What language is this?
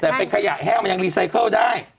Thai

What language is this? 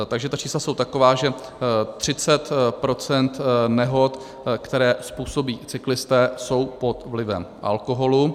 Czech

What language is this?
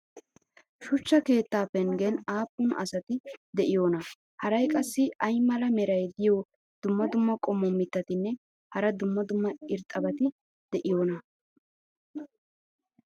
Wolaytta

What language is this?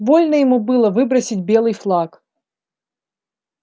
Russian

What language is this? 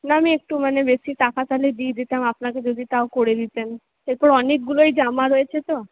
Bangla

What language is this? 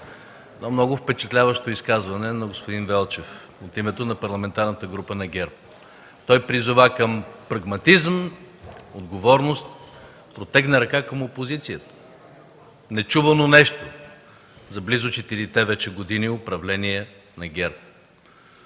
Bulgarian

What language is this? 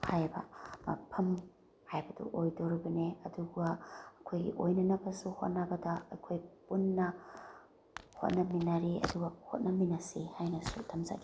Manipuri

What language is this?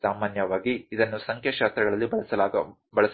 Kannada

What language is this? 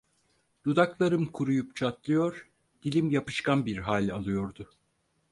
Turkish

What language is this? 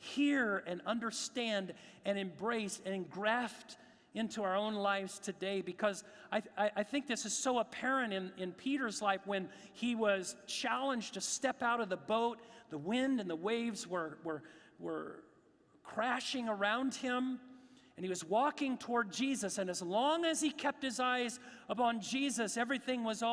English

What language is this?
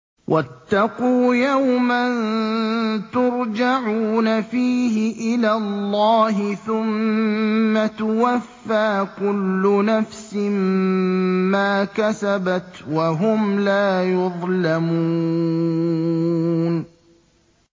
Arabic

